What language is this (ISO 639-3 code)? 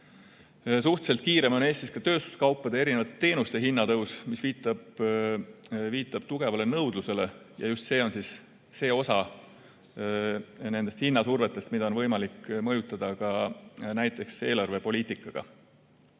est